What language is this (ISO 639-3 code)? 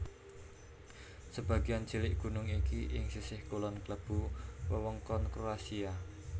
jav